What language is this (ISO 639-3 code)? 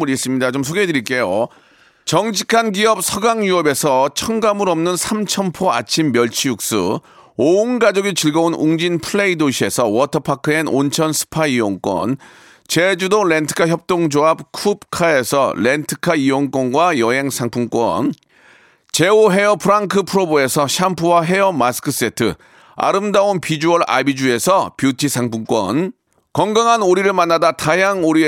kor